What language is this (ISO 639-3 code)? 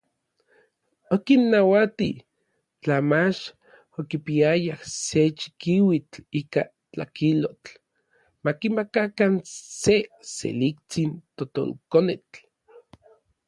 nlv